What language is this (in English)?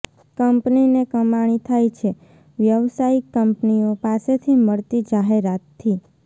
Gujarati